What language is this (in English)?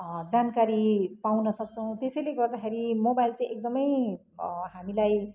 Nepali